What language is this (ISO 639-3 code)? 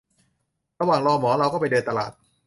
tha